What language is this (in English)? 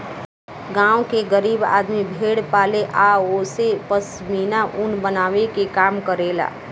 Bhojpuri